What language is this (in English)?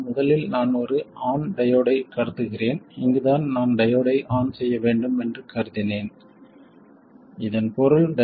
Tamil